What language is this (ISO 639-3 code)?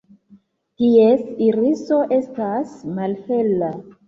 epo